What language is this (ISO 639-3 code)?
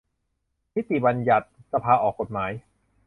tha